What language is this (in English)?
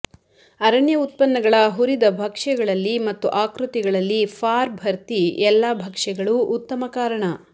Kannada